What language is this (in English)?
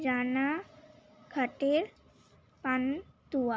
Bangla